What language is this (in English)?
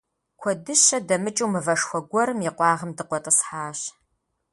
Kabardian